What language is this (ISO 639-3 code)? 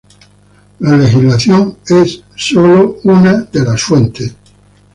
spa